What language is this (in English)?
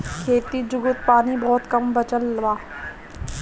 Bhojpuri